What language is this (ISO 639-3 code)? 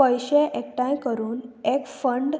kok